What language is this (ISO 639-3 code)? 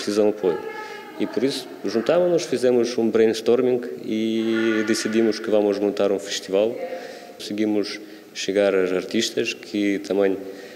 por